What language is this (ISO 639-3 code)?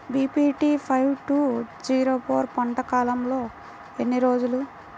tel